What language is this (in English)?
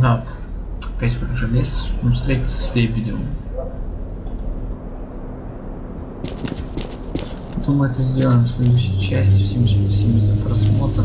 Russian